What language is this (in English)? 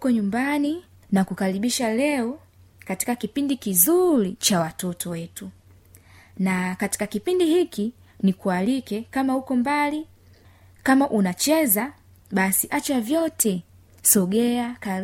Swahili